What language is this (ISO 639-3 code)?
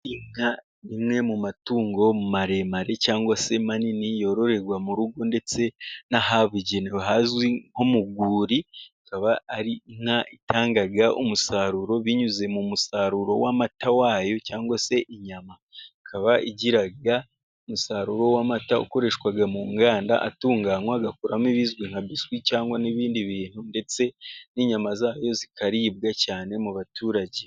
kin